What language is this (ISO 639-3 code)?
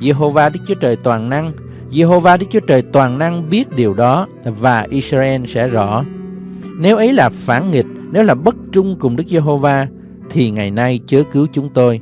vie